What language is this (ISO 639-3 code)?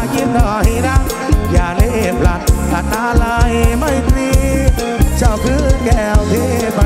tha